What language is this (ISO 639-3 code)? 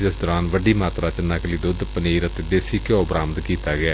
pan